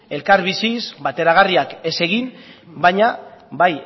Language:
Basque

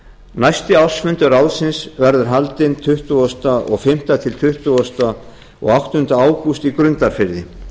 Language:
Icelandic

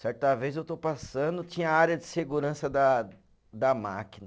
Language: Portuguese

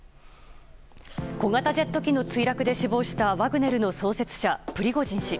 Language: Japanese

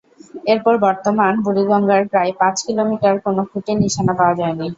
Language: Bangla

